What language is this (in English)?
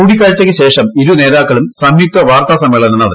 Malayalam